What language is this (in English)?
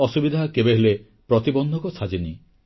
Odia